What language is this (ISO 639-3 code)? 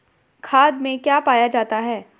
hin